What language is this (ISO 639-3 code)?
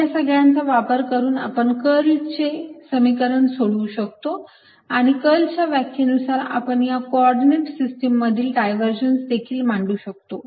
mar